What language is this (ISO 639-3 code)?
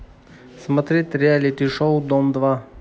rus